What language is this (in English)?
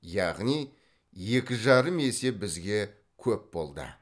Kazakh